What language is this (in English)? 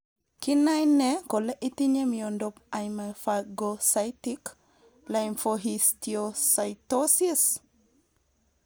Kalenjin